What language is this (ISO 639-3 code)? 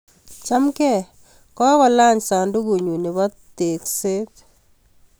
kln